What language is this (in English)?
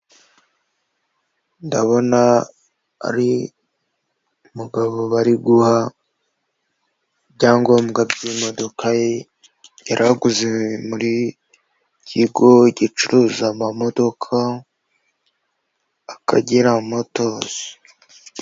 Kinyarwanda